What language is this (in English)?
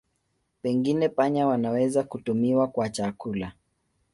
Swahili